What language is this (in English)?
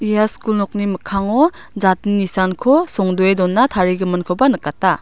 Garo